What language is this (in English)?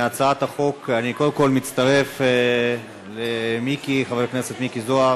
Hebrew